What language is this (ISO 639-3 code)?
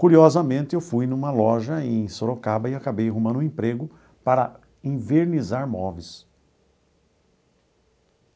por